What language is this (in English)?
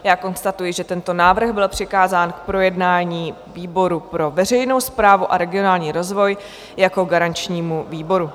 Czech